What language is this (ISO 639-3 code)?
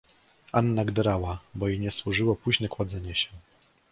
pol